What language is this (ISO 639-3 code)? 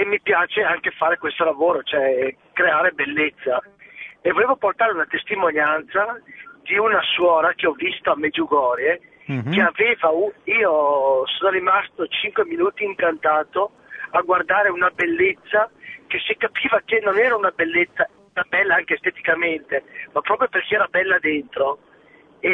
ita